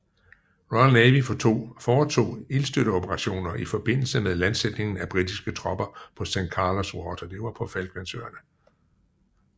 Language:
Danish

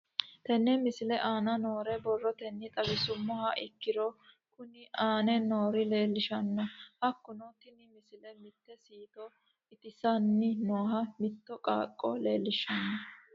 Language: Sidamo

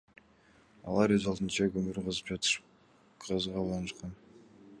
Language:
Kyrgyz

